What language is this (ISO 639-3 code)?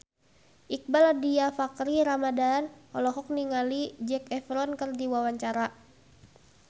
sun